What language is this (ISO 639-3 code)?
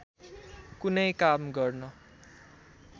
nep